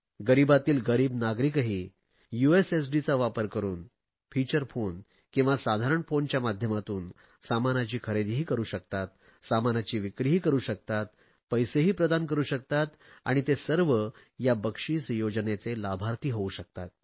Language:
Marathi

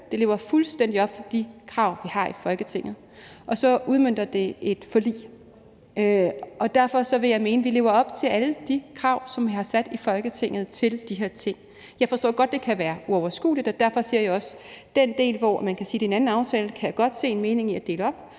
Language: Danish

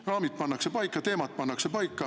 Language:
Estonian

